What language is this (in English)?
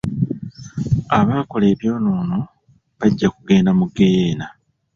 Ganda